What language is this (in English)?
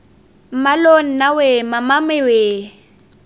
Tswana